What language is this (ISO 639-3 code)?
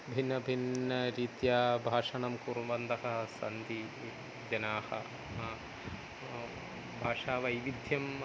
san